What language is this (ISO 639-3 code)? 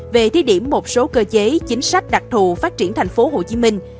vie